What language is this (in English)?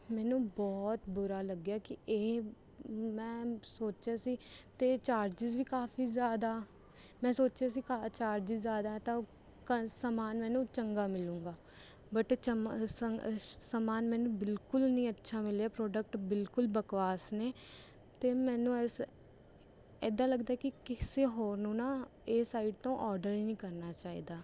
Punjabi